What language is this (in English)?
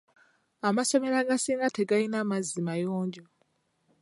Ganda